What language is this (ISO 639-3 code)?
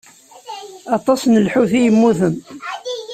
kab